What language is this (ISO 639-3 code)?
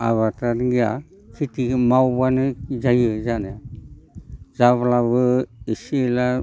brx